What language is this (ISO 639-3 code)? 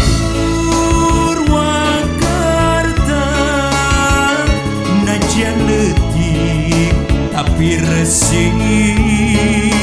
ind